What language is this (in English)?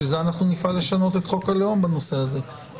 Hebrew